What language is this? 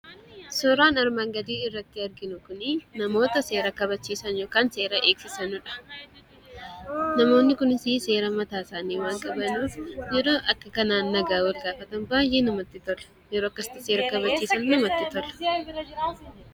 Oromo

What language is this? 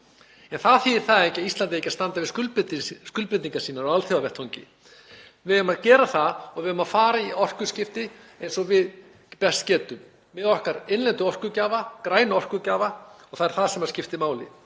Icelandic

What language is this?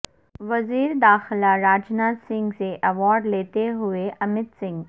Urdu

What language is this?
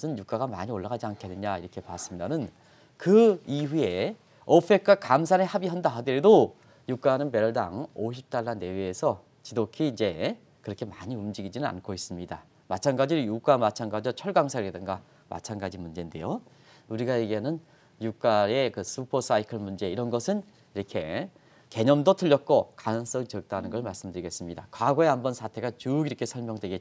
Korean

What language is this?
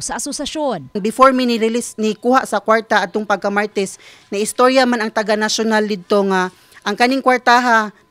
Filipino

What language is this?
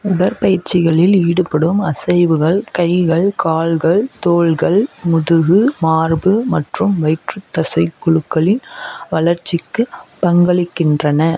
Tamil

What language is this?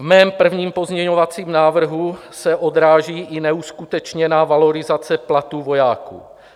Czech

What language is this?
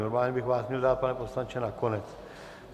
Czech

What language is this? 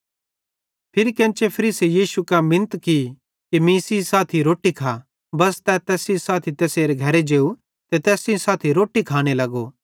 Bhadrawahi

